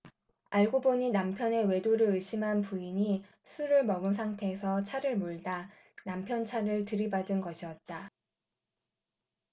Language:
Korean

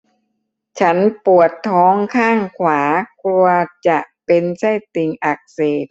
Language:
Thai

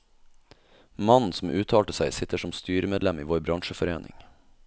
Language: Norwegian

